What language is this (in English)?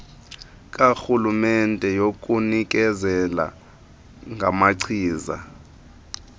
Xhosa